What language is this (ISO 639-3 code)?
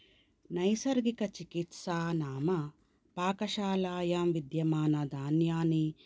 san